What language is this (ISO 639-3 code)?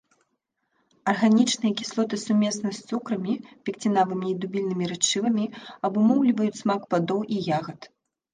bel